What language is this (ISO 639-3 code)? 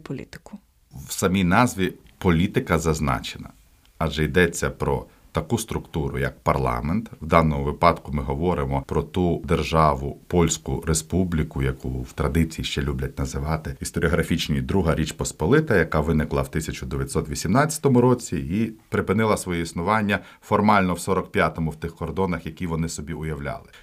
ukr